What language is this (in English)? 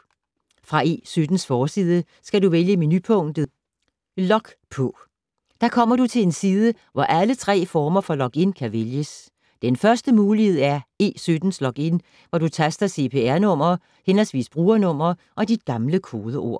Danish